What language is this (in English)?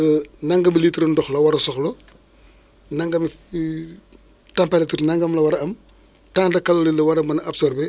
Wolof